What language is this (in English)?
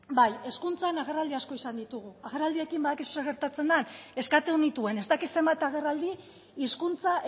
Basque